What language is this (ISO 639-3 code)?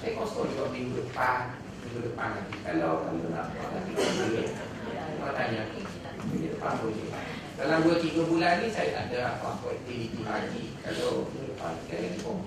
msa